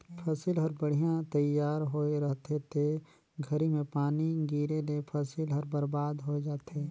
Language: Chhattisgarhi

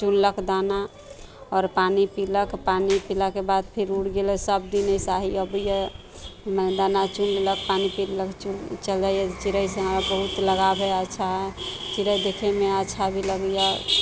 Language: Maithili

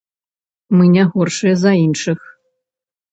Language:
Belarusian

